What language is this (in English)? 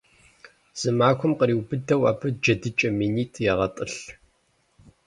Kabardian